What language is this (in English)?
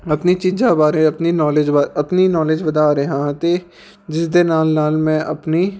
Punjabi